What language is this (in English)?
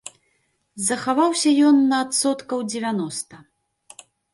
Belarusian